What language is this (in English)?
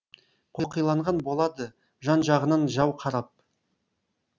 Kazakh